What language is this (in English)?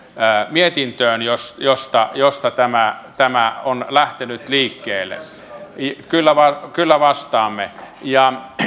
Finnish